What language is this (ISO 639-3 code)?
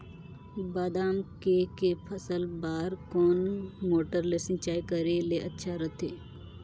hne